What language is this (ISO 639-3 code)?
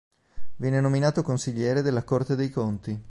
ita